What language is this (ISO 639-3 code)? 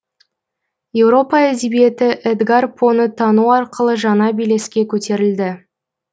kaz